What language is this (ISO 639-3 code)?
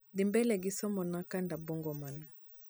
luo